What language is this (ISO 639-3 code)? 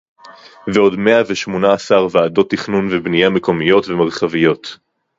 heb